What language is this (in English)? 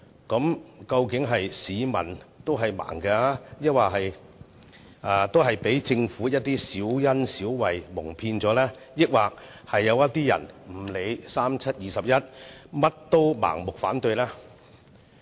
Cantonese